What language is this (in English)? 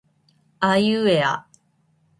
Japanese